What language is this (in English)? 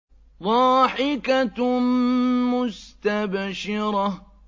Arabic